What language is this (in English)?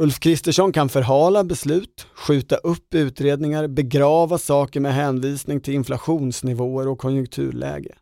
Swedish